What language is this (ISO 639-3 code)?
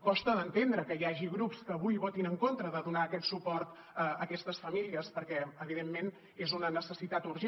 cat